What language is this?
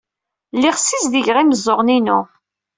Kabyle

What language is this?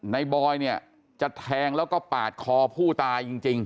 Thai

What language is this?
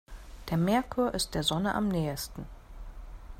German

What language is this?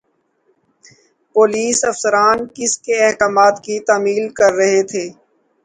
Urdu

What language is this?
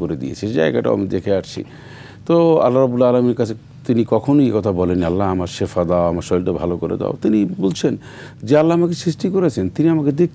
Arabic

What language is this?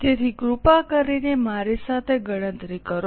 Gujarati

